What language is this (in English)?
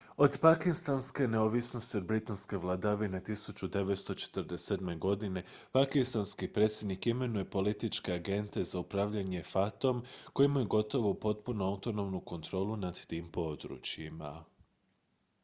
Croatian